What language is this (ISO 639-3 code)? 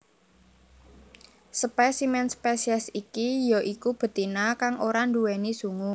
jav